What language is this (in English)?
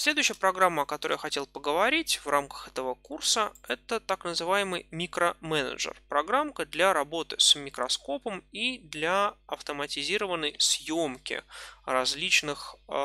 Russian